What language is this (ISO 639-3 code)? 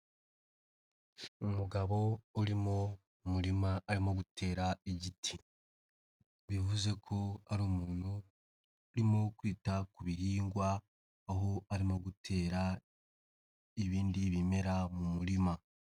kin